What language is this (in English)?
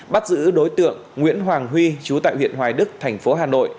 Vietnamese